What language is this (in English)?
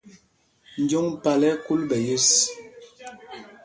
Mpumpong